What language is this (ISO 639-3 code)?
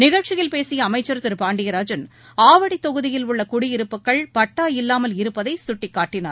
tam